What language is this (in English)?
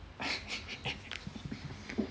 English